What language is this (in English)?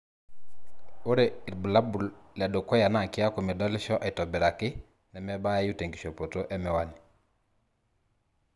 Masai